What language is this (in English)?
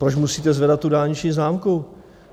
Czech